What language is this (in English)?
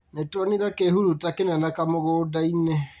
Kikuyu